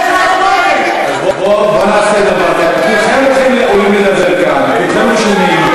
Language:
Hebrew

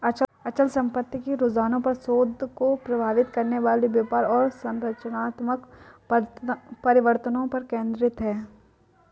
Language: Hindi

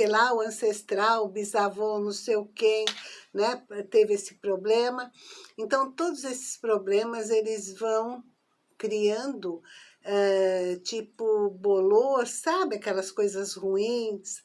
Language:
Portuguese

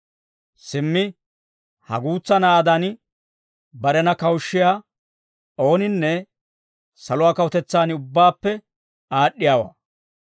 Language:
Dawro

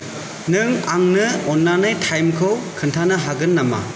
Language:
Bodo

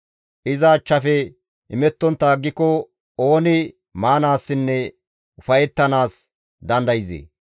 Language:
Gamo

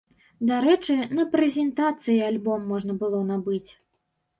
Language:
Belarusian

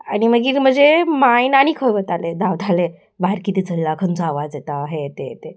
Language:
Konkani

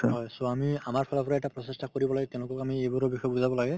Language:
Assamese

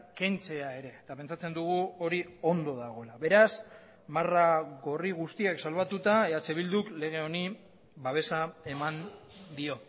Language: Basque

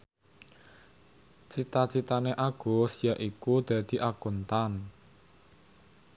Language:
Javanese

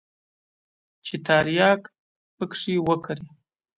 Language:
Pashto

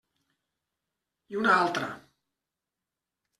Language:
Catalan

